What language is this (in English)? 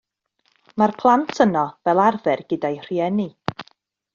Welsh